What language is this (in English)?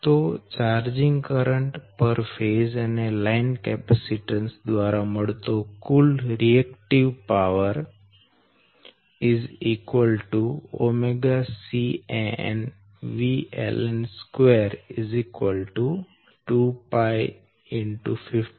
Gujarati